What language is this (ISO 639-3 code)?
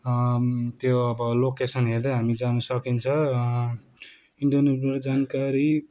nep